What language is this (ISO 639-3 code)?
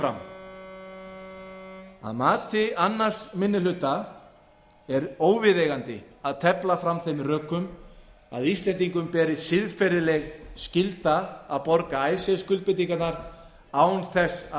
isl